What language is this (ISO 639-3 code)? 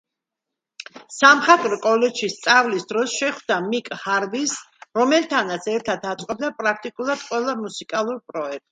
kat